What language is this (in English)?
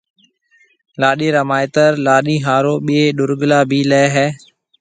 Marwari (Pakistan)